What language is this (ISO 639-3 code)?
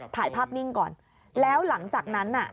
tha